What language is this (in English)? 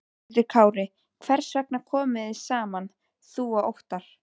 Icelandic